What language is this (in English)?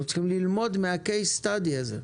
Hebrew